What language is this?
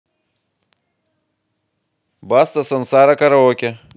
Russian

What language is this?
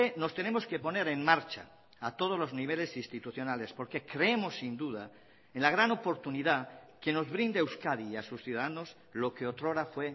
Spanish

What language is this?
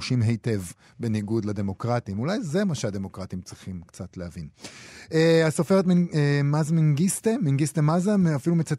Hebrew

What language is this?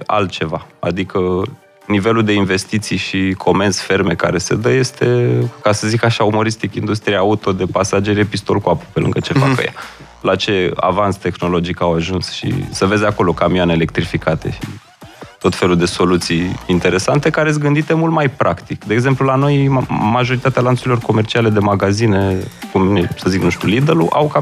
Romanian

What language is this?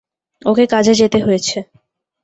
Bangla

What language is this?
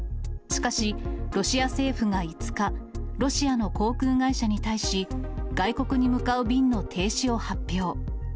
Japanese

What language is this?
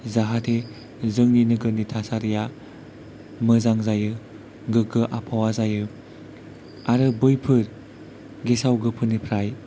Bodo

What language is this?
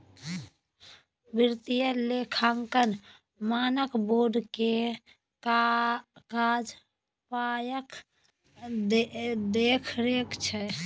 Maithili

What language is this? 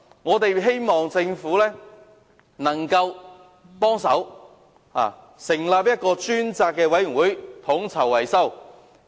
Cantonese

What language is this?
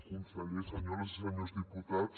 Catalan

